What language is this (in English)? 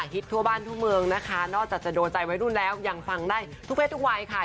Thai